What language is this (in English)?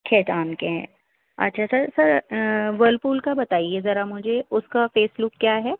Urdu